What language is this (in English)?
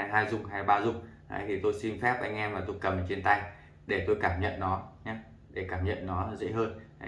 Vietnamese